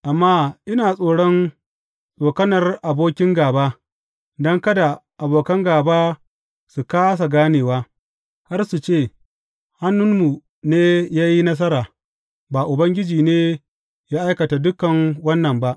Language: Hausa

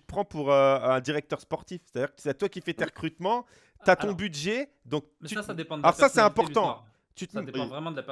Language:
French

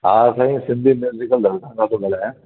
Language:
Sindhi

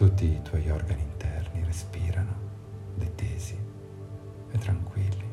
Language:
Italian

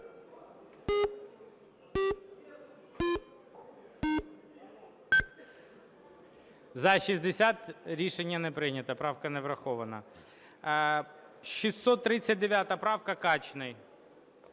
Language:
Ukrainian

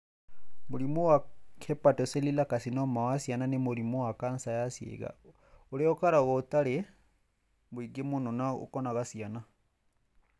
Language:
Kikuyu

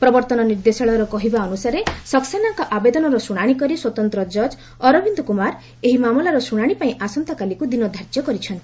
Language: Odia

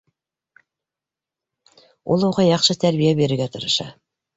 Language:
Bashkir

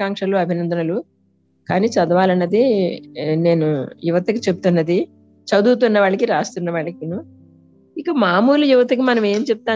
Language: Telugu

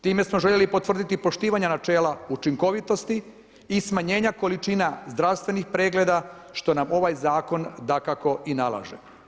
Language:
Croatian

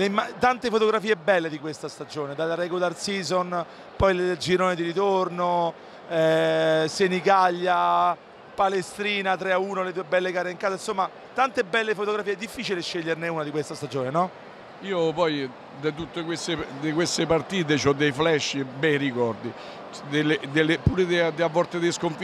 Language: Italian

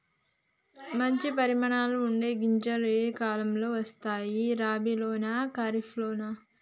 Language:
Telugu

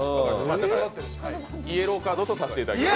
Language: Japanese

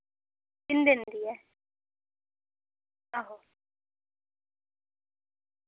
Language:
Dogri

